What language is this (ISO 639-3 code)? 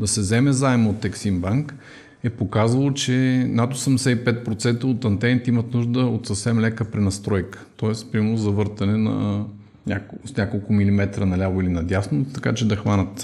bul